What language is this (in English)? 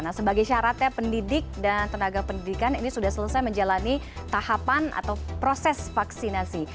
Indonesian